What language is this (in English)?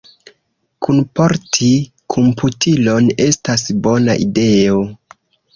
Esperanto